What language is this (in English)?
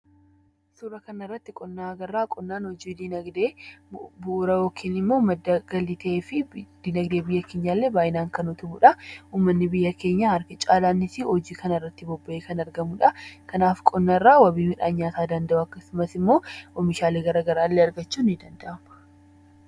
Oromo